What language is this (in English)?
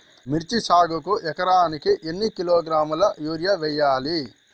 Telugu